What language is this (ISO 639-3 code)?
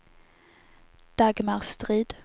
swe